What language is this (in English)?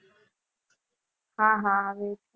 Gujarati